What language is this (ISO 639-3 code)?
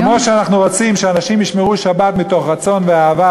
heb